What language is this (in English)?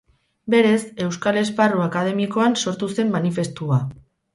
Basque